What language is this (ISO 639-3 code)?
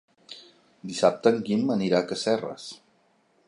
cat